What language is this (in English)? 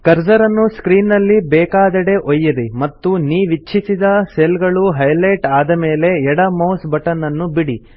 Kannada